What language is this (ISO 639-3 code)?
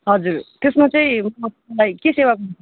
nep